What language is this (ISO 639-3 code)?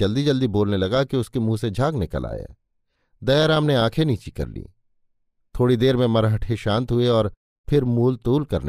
hin